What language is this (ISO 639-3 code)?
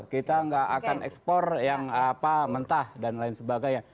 ind